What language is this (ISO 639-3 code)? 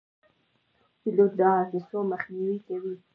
pus